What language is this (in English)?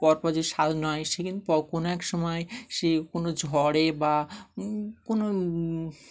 Bangla